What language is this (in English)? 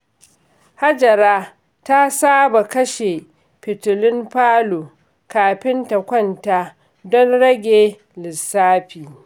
Hausa